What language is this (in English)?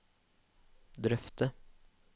Norwegian